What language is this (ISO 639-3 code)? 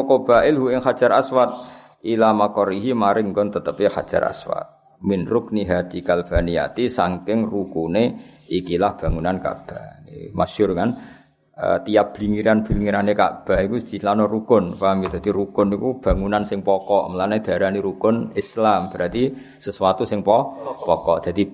msa